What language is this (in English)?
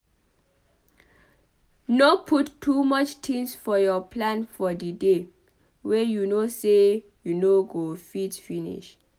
Nigerian Pidgin